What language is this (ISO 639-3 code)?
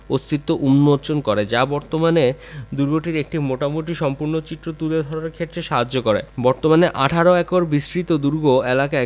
ben